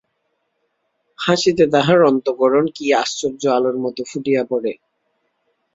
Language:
Bangla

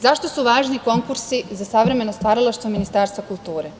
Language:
Serbian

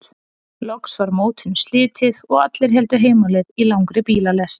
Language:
Icelandic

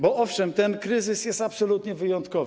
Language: Polish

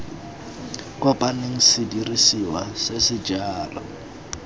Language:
Tswana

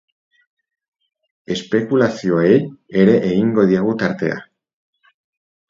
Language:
Basque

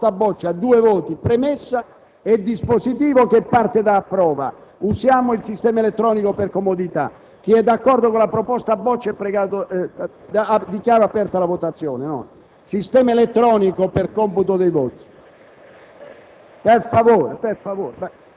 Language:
Italian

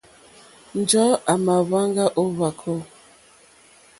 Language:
Mokpwe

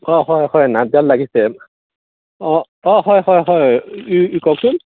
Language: Assamese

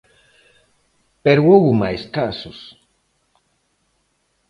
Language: Galician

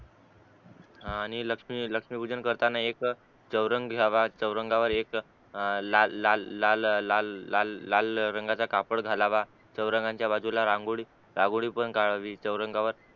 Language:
Marathi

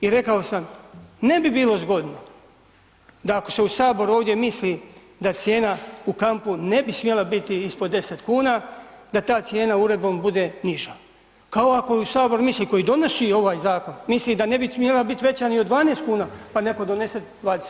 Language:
Croatian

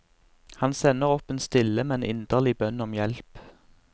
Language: Norwegian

